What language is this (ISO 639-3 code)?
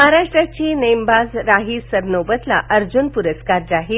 mar